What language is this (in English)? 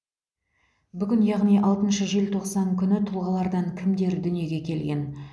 Kazakh